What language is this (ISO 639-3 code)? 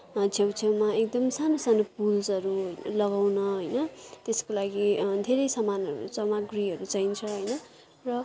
nep